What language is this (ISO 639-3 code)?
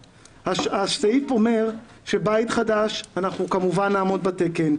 heb